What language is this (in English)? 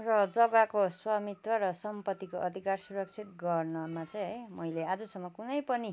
Nepali